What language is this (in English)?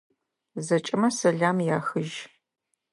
Adyghe